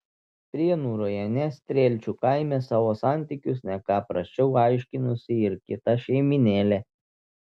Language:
Lithuanian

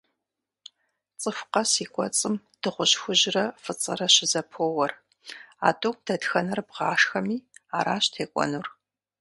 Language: Kabardian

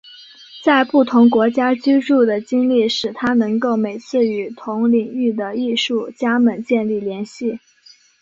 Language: Chinese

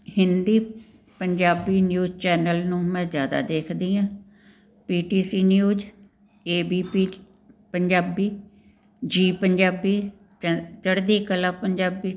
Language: Punjabi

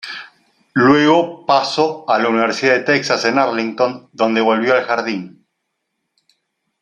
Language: Spanish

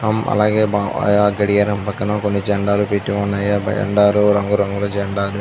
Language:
Telugu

